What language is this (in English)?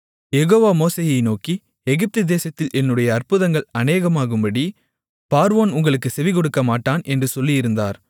Tamil